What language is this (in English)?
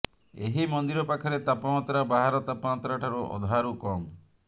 Odia